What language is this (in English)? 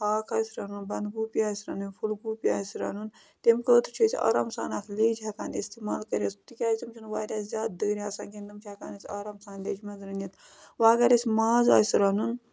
Kashmiri